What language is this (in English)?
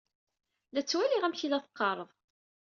Kabyle